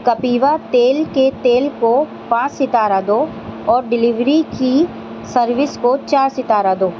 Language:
Urdu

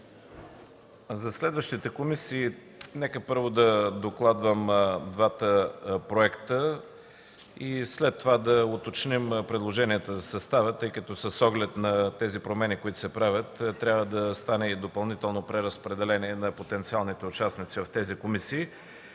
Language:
Bulgarian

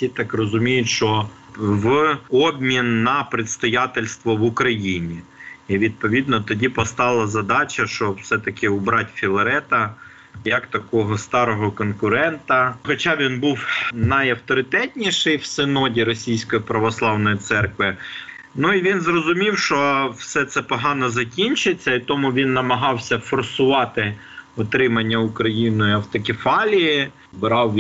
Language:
Ukrainian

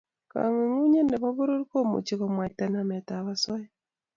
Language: Kalenjin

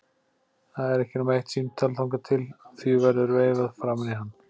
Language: Icelandic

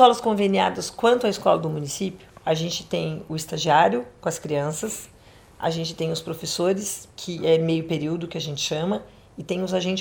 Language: Portuguese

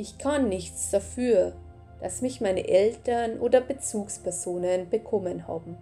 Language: German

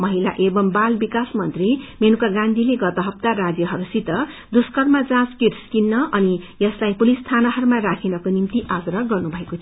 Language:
Nepali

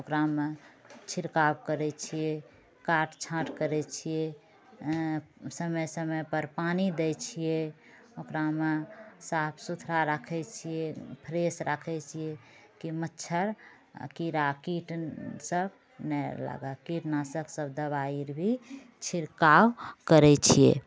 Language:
Maithili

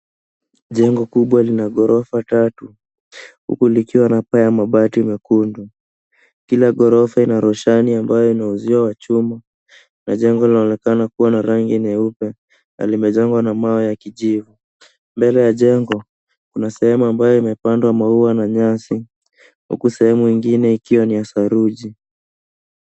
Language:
Swahili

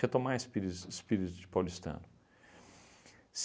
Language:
Portuguese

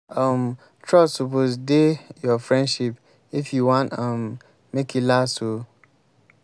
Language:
Nigerian Pidgin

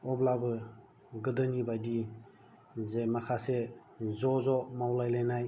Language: Bodo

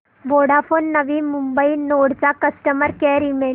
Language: Marathi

